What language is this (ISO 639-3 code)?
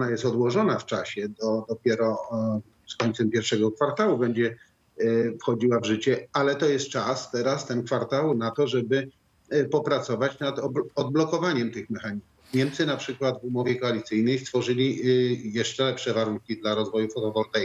pol